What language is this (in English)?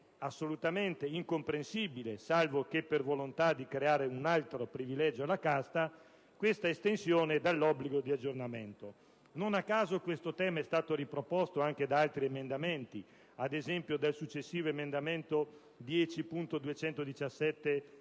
Italian